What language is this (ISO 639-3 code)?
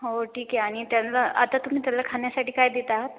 mar